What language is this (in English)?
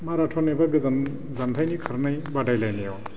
Bodo